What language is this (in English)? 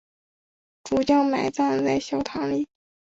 Chinese